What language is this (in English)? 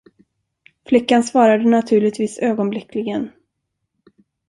Swedish